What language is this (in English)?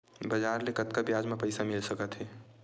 Chhattisgarhi